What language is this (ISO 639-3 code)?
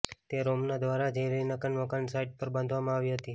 guj